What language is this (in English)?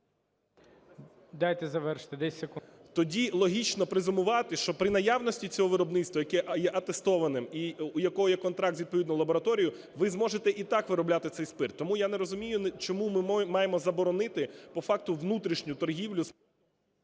Ukrainian